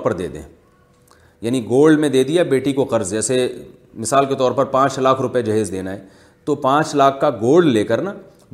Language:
Urdu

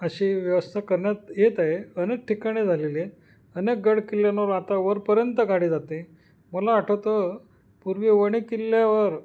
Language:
Marathi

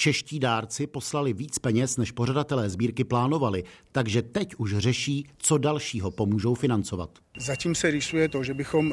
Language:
Czech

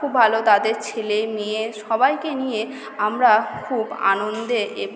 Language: Bangla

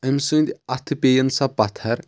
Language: Kashmiri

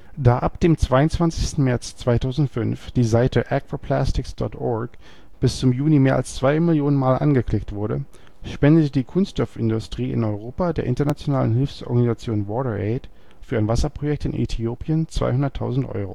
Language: German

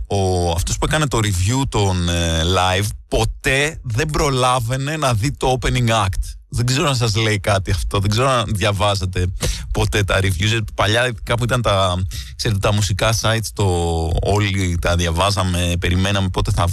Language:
Greek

